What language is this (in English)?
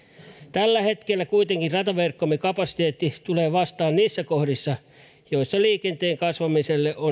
Finnish